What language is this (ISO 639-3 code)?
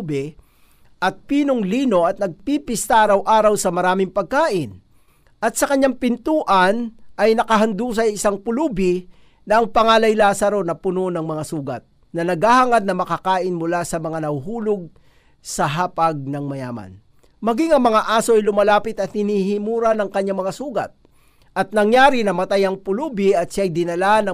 fil